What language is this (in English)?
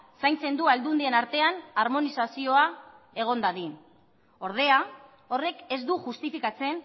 Basque